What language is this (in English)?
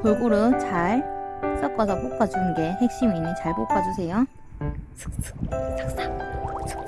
Korean